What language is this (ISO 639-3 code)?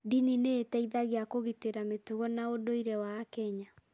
kik